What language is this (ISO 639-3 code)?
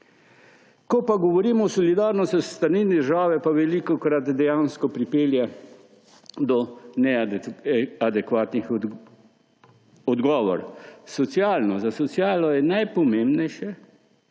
slv